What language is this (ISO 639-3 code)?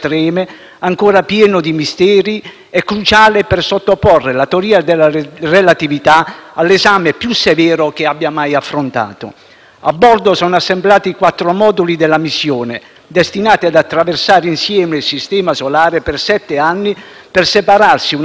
ita